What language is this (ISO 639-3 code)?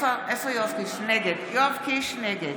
heb